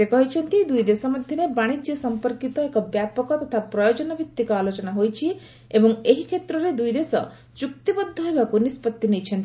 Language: Odia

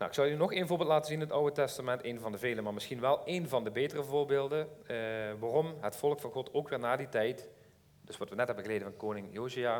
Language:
Dutch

